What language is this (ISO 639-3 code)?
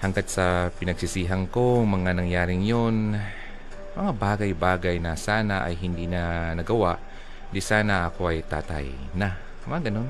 fil